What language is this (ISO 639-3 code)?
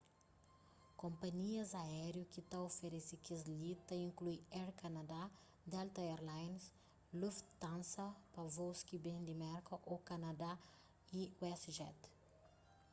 kea